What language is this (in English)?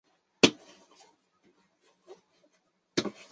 Chinese